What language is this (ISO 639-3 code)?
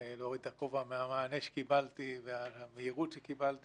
heb